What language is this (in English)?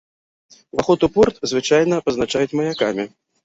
Belarusian